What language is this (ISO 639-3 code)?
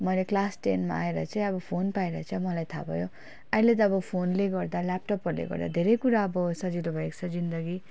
nep